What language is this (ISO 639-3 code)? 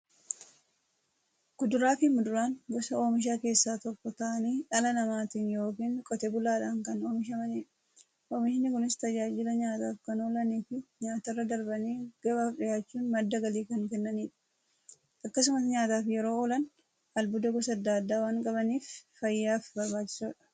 orm